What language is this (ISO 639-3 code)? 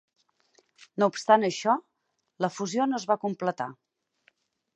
cat